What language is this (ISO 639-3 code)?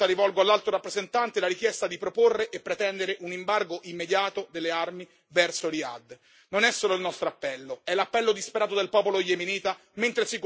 ita